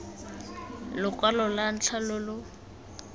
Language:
Tswana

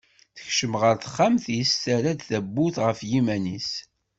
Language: Kabyle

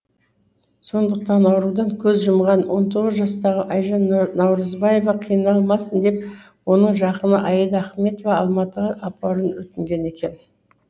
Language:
Kazakh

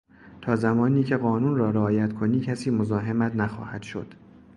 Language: Persian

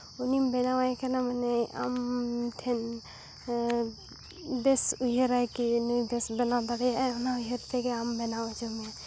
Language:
Santali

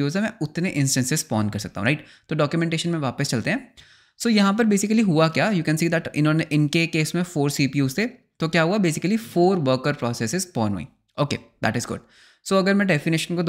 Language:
Hindi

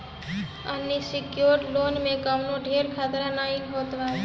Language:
Bhojpuri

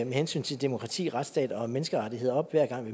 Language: Danish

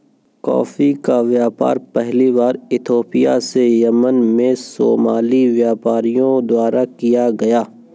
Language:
Hindi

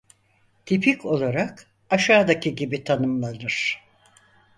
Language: Turkish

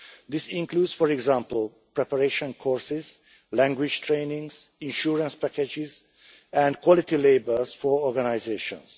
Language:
English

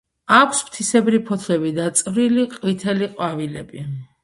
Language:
Georgian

